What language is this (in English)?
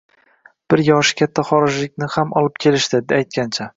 Uzbek